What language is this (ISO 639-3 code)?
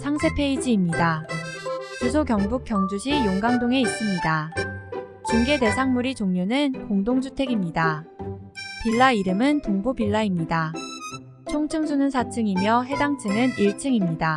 kor